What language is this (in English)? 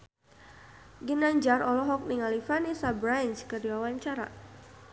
Sundanese